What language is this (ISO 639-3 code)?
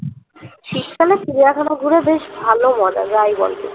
ben